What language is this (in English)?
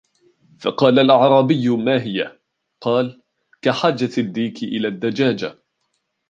Arabic